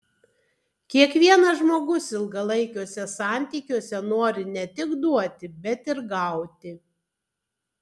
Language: Lithuanian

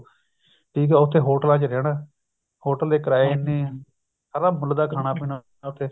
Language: Punjabi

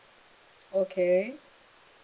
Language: English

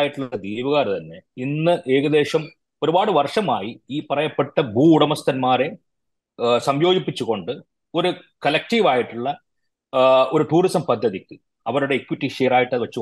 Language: Malayalam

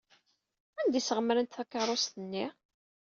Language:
Kabyle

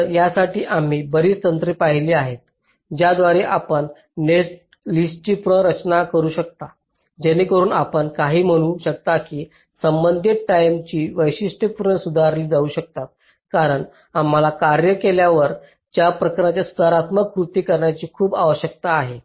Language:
Marathi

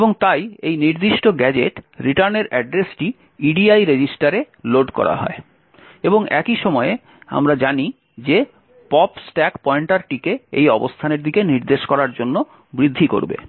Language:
Bangla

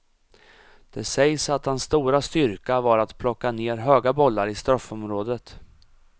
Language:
Swedish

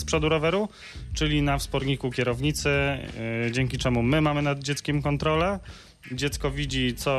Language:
Polish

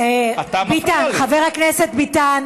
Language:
Hebrew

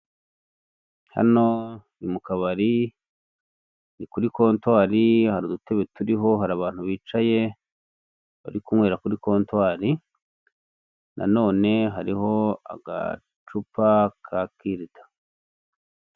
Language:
Kinyarwanda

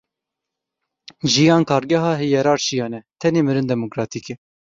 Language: Kurdish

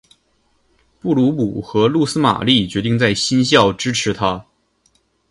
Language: Chinese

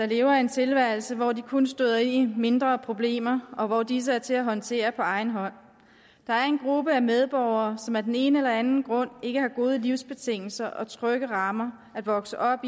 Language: Danish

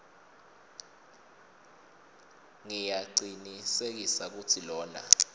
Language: Swati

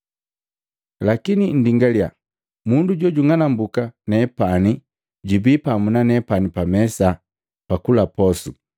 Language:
Matengo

